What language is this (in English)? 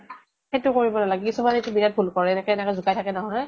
Assamese